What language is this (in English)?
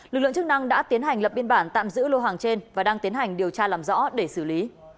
Vietnamese